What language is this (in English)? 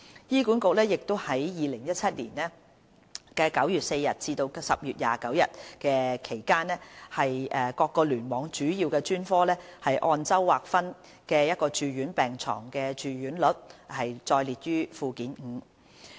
Cantonese